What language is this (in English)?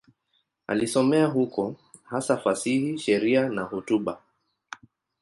Swahili